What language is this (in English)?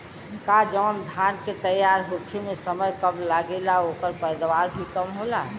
Bhojpuri